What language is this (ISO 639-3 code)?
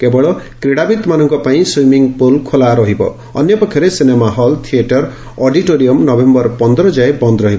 ori